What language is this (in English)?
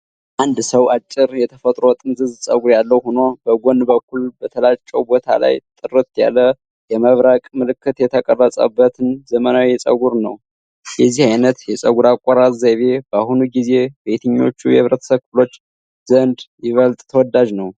Amharic